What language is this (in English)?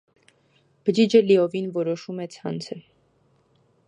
Armenian